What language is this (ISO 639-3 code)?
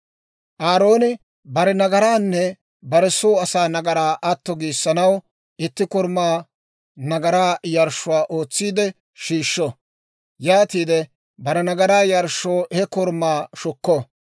dwr